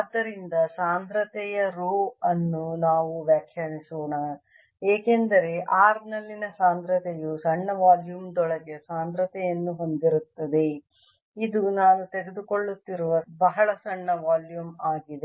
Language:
Kannada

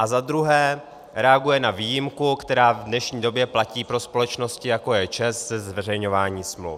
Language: Czech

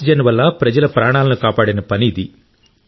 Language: Telugu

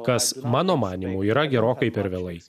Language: Lithuanian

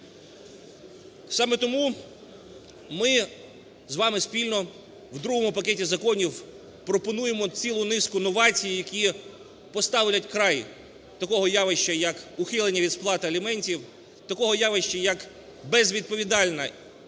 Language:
Ukrainian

